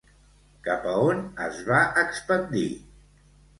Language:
Catalan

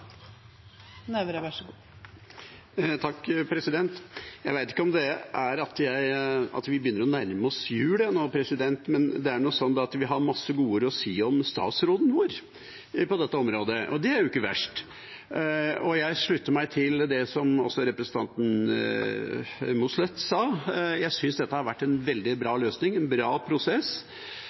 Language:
Norwegian Bokmål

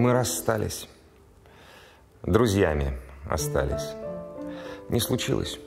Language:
Russian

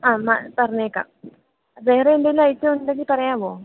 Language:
Malayalam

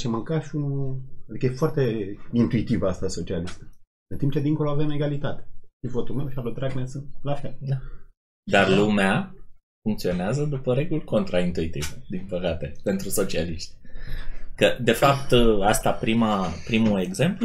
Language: Romanian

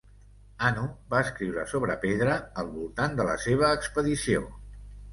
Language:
Catalan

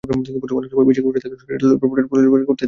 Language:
Bangla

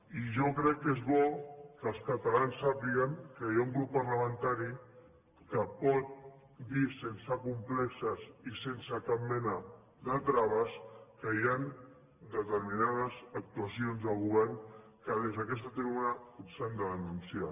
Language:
Catalan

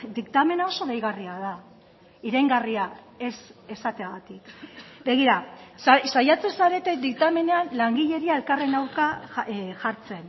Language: Basque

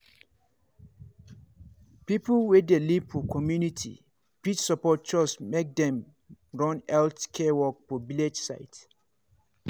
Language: Nigerian Pidgin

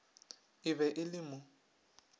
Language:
Northern Sotho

